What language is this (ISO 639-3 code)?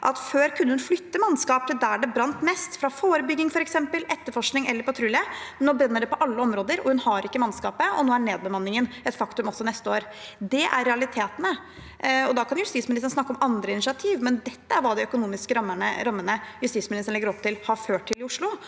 nor